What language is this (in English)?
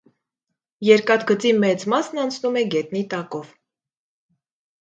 Armenian